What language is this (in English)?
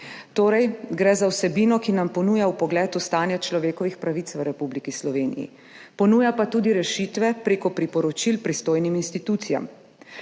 Slovenian